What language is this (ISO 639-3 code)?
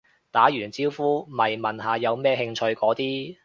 yue